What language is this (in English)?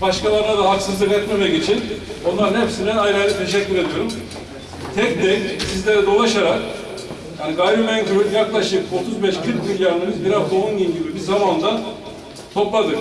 Turkish